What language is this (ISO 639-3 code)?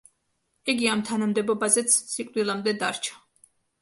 kat